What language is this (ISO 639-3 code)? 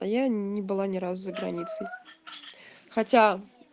rus